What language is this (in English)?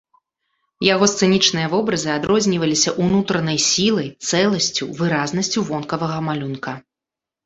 Belarusian